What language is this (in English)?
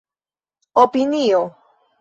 Esperanto